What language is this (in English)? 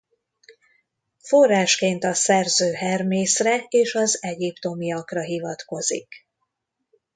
Hungarian